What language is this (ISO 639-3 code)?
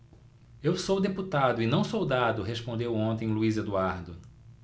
por